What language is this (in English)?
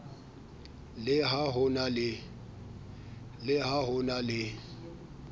Southern Sotho